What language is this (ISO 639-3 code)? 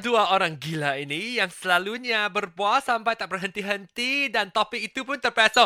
msa